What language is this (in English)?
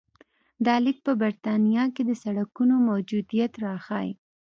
Pashto